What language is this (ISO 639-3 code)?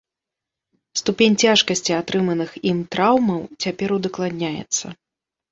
bel